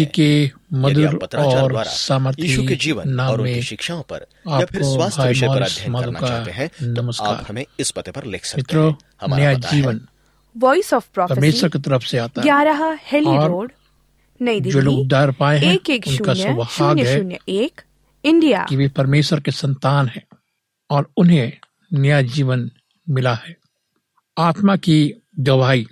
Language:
Hindi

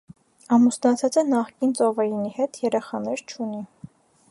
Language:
Armenian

